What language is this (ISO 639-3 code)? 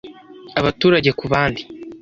kin